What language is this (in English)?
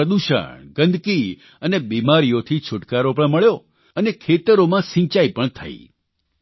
Gujarati